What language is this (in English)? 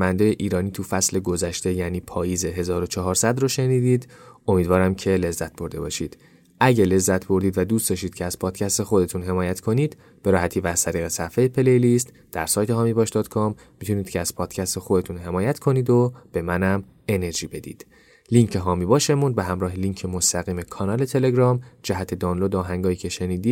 Persian